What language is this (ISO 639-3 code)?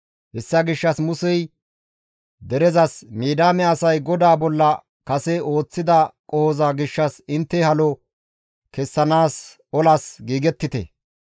gmv